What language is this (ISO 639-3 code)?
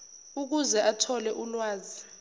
zul